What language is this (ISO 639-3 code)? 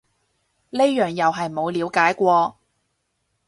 yue